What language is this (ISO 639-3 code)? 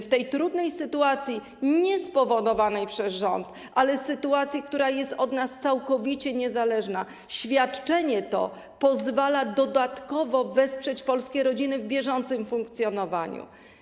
pol